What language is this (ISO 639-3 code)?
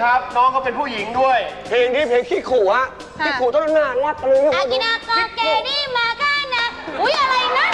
tha